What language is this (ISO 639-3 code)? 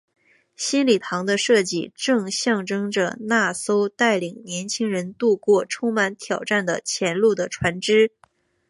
zho